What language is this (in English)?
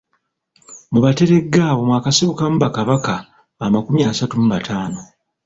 Ganda